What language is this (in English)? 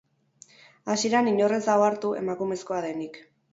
Basque